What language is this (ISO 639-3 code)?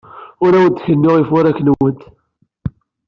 kab